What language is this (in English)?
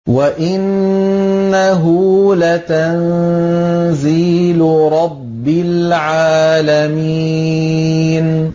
Arabic